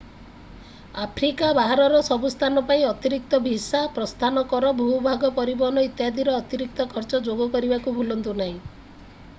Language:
Odia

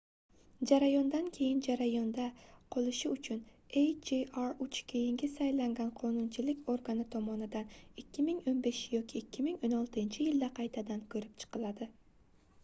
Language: Uzbek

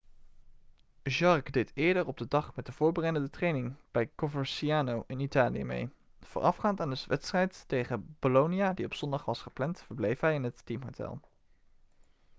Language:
Dutch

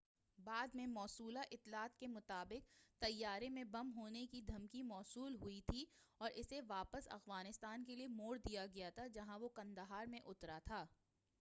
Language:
Urdu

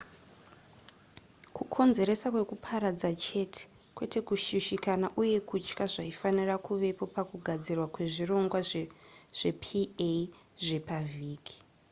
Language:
Shona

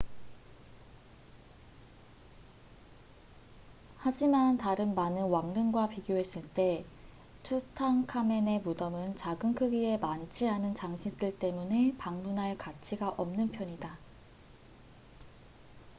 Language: Korean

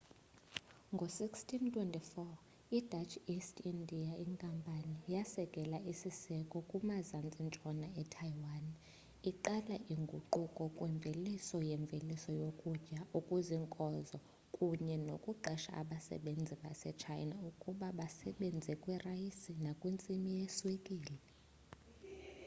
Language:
Xhosa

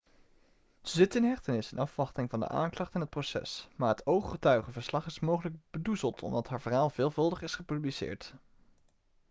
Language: Dutch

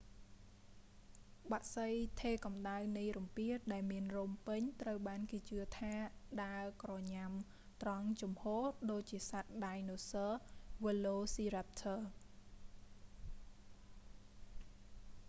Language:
Khmer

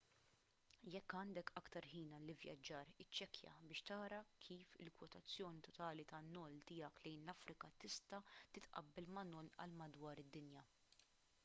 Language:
Maltese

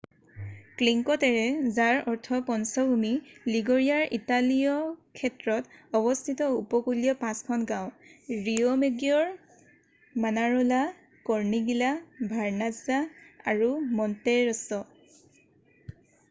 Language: Assamese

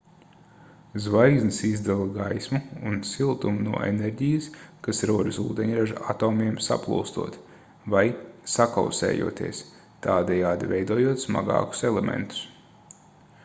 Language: Latvian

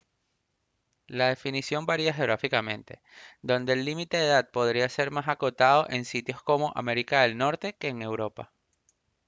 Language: Spanish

